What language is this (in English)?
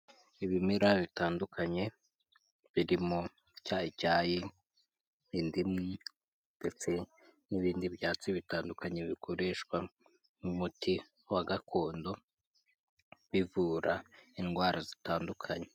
Kinyarwanda